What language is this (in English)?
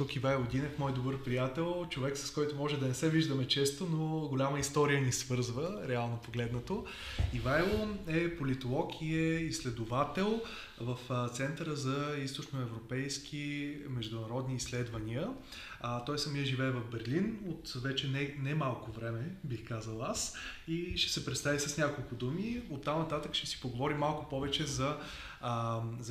Bulgarian